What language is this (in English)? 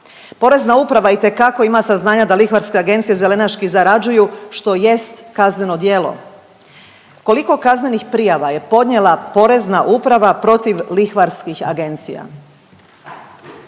Croatian